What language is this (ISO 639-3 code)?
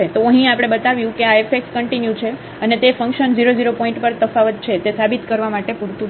guj